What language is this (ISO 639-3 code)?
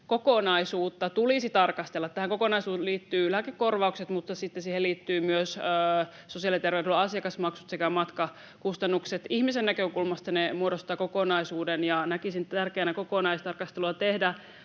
fin